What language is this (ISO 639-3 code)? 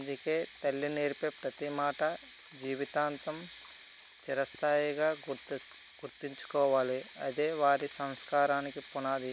tel